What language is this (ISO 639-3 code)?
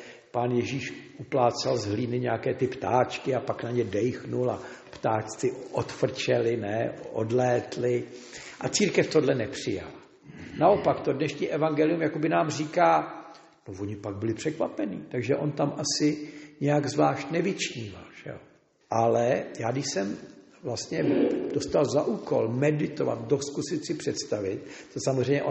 ces